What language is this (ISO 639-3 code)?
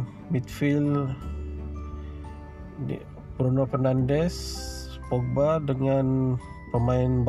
msa